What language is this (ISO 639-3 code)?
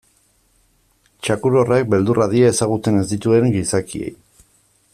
eus